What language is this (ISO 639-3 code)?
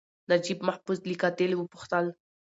pus